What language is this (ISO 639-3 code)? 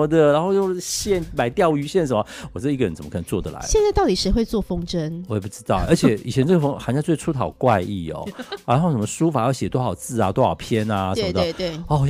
zho